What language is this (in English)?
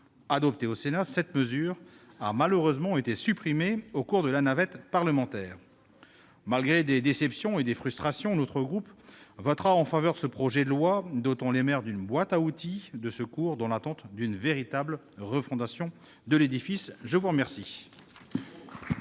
French